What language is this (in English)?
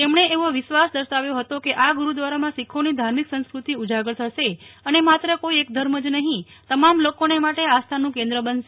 Gujarati